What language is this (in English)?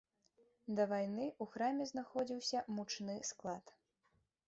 Belarusian